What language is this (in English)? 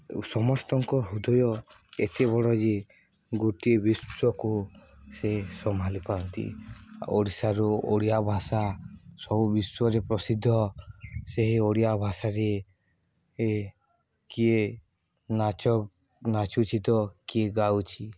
Odia